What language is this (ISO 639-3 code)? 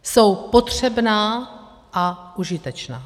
ces